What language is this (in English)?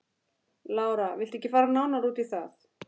Icelandic